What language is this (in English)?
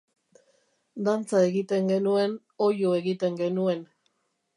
Basque